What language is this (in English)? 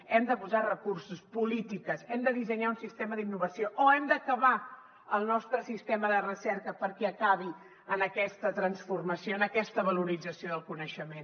Catalan